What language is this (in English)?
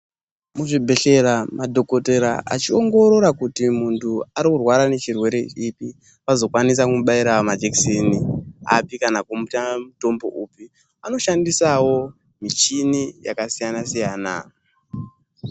Ndau